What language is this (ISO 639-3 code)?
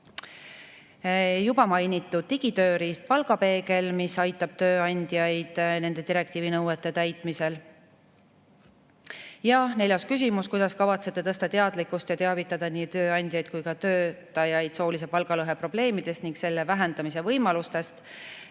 est